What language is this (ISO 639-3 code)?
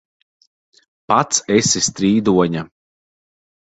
lav